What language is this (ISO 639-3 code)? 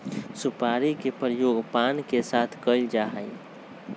mag